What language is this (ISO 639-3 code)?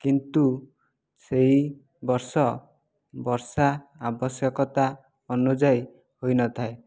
ori